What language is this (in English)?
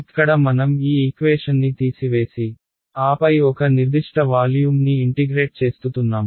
Telugu